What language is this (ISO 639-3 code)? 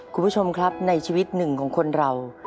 tha